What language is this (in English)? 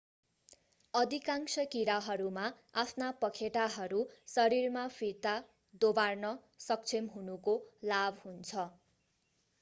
Nepali